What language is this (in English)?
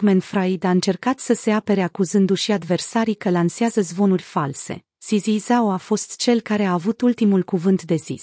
Romanian